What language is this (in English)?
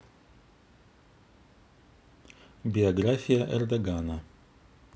Russian